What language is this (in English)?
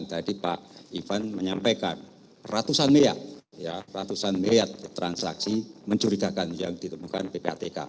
Indonesian